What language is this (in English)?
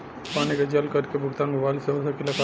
Bhojpuri